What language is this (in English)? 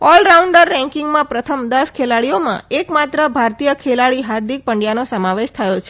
Gujarati